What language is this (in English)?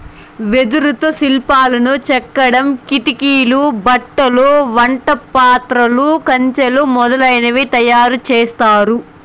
Telugu